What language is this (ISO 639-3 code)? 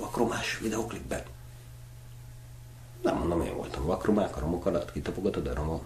hun